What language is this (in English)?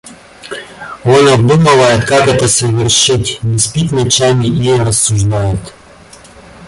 Russian